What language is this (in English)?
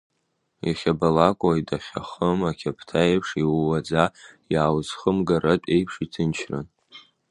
Abkhazian